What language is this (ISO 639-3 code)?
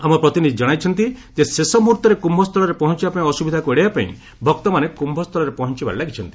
ori